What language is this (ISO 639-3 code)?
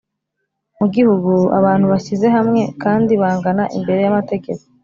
kin